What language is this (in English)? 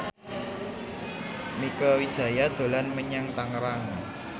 Javanese